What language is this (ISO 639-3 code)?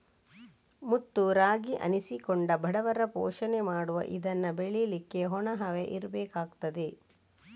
kan